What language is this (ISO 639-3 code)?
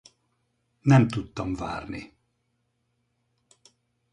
hun